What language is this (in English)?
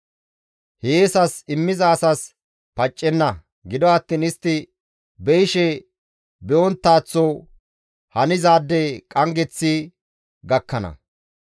Gamo